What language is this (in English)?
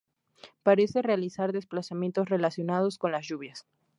Spanish